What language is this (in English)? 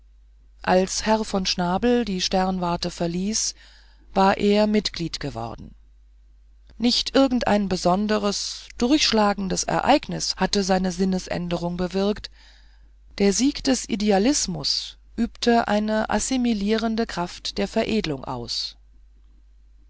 German